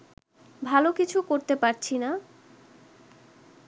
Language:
Bangla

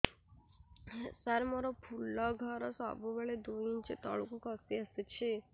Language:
Odia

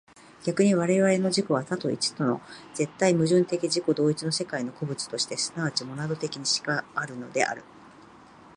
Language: Japanese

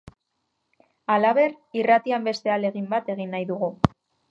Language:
Basque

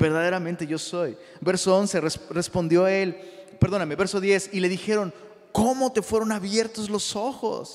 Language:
Spanish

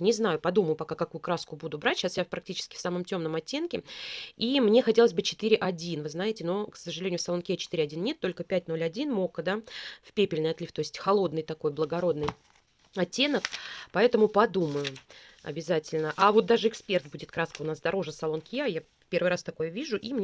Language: Russian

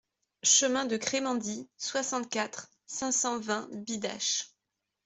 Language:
French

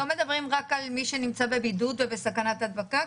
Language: Hebrew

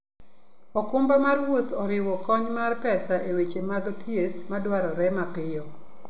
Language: Luo (Kenya and Tanzania)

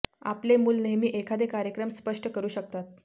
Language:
Marathi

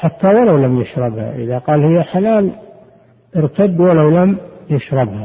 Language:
Arabic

